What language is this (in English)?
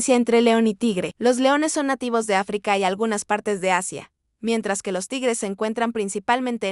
Spanish